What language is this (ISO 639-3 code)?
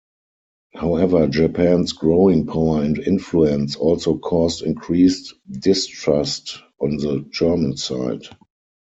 eng